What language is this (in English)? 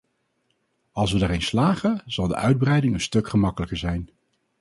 Dutch